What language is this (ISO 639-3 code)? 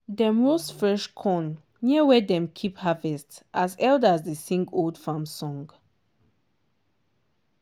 pcm